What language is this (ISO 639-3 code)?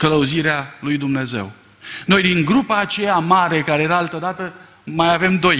ron